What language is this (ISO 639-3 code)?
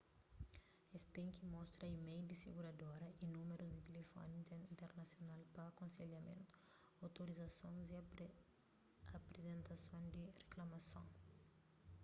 kea